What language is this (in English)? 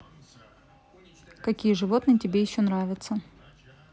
Russian